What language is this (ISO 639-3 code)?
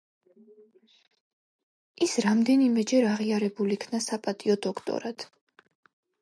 kat